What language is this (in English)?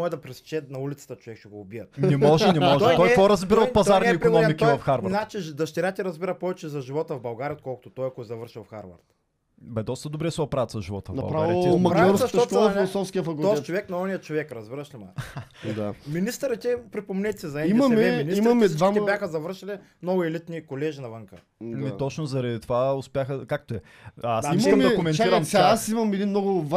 Bulgarian